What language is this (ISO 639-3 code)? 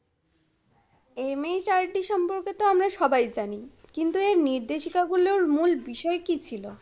ben